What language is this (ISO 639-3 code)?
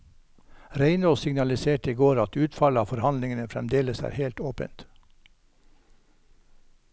nor